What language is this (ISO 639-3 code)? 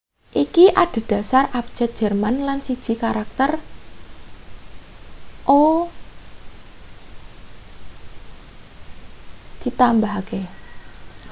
jav